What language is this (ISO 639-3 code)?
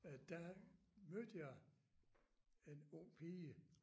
dan